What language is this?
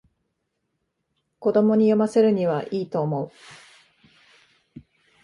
Japanese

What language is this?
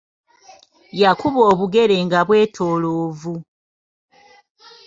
Ganda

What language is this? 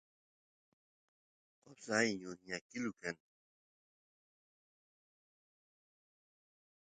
Santiago del Estero Quichua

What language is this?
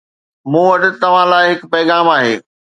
Sindhi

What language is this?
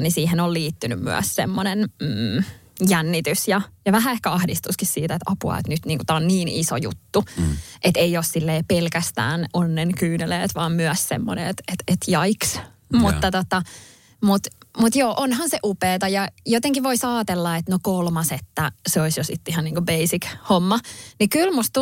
Finnish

